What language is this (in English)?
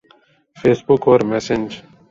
Urdu